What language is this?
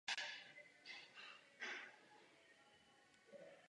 Czech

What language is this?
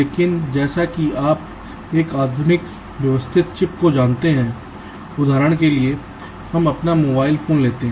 Hindi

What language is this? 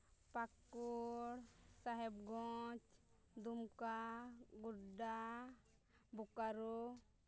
Santali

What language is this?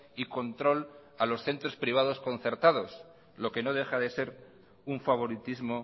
Spanish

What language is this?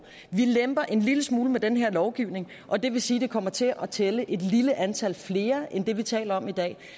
Danish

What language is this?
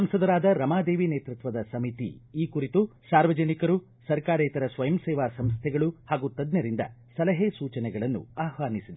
Kannada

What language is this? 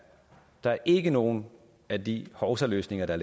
Danish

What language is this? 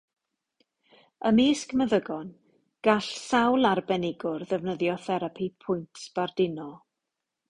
Welsh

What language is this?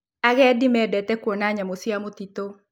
Kikuyu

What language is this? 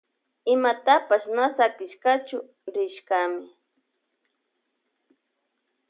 Loja Highland Quichua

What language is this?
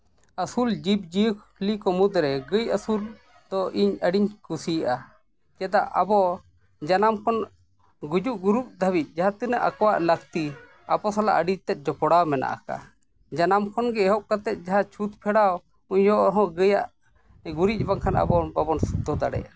Santali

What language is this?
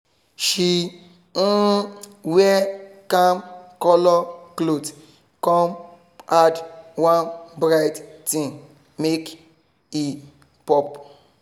Nigerian Pidgin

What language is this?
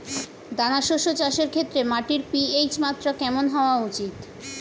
Bangla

